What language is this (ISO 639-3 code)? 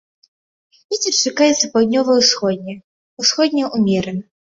bel